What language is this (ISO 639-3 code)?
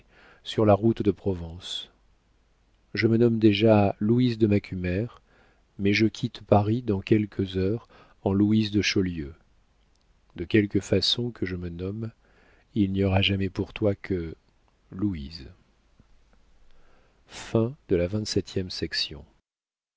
fra